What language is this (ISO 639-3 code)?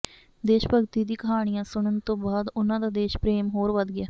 pan